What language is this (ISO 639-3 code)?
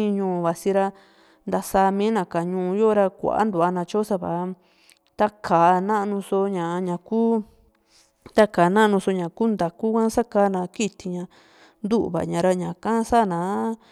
vmc